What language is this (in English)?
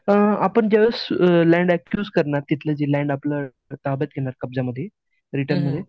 Marathi